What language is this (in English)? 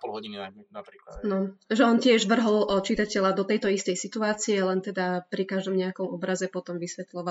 Slovak